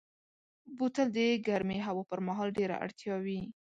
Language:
Pashto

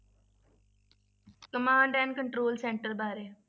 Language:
Punjabi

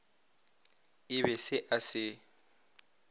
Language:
Northern Sotho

